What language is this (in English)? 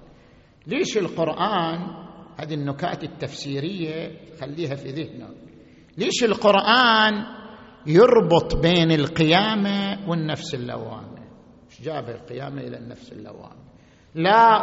Arabic